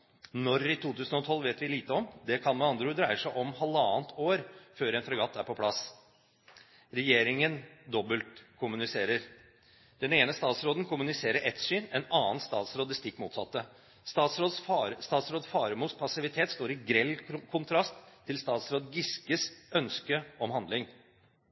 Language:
Norwegian Bokmål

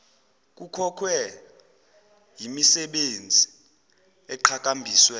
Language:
Zulu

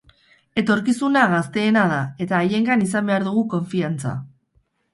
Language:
Basque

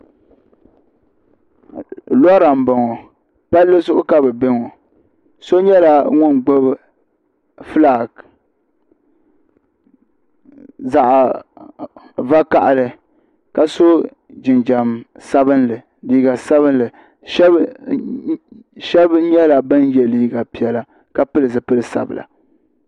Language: Dagbani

